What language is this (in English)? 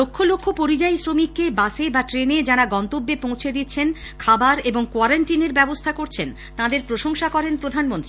Bangla